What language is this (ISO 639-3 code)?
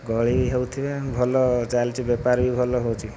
ori